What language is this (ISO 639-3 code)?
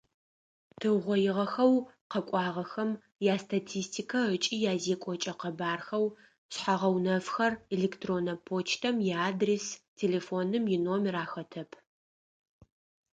ady